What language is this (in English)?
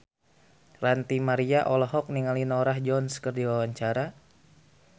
Sundanese